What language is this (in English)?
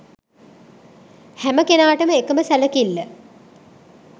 Sinhala